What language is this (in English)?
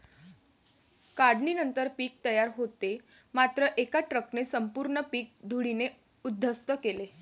Marathi